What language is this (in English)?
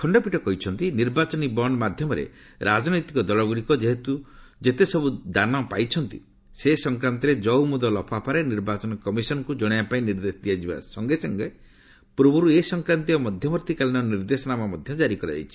Odia